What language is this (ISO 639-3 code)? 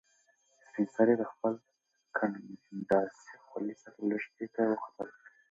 pus